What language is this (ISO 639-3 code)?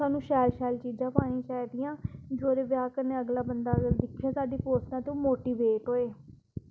doi